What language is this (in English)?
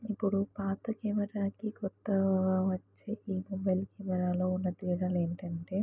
Telugu